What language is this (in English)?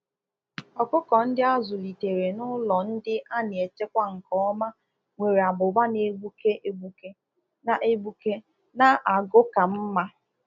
Igbo